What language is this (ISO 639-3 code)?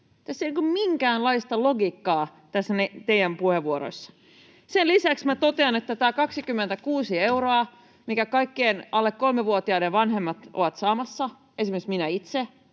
fin